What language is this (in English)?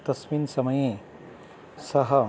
Sanskrit